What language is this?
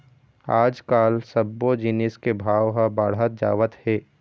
Chhattisgarhi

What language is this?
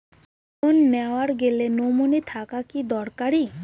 Bangla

